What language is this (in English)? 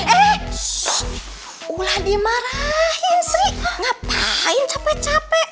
Indonesian